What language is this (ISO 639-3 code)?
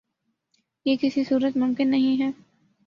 urd